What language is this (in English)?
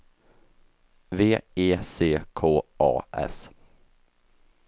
Swedish